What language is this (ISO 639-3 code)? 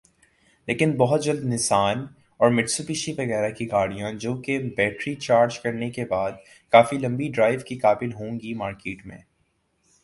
urd